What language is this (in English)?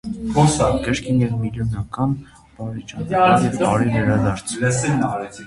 Armenian